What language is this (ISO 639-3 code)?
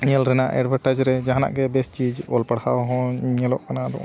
sat